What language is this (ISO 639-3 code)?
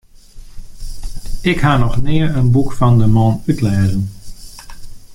fry